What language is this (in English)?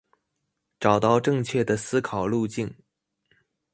Chinese